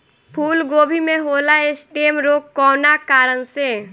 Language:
Bhojpuri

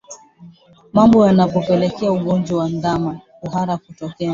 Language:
Swahili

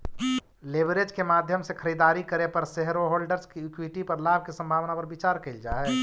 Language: Magahi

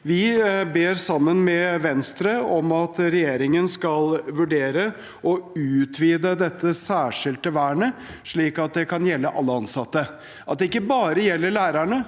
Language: Norwegian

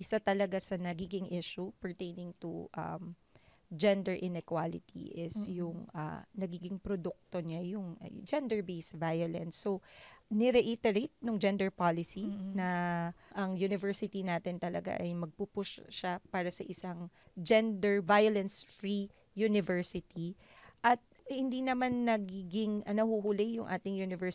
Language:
Filipino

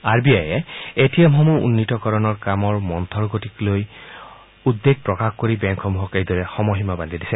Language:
Assamese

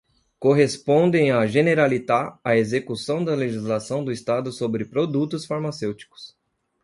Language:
Portuguese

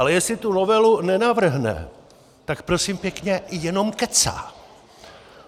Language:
Czech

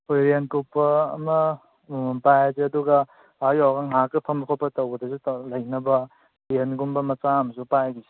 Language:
Manipuri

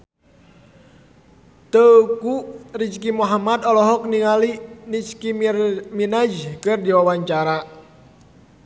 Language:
Sundanese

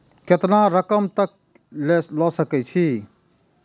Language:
Maithili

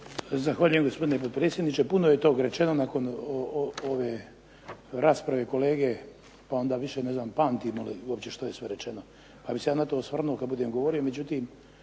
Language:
Croatian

